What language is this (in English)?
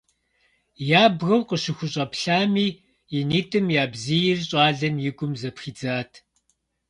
Kabardian